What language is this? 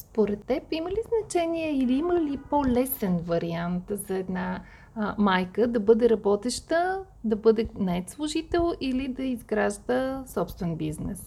Bulgarian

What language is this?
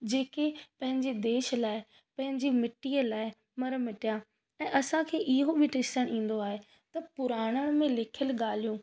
Sindhi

